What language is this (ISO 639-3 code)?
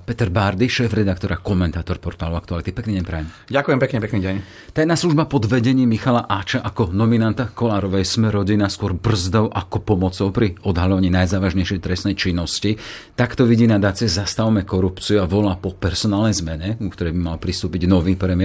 slk